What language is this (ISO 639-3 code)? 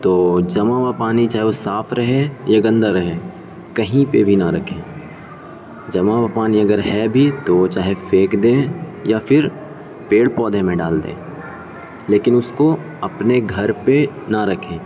urd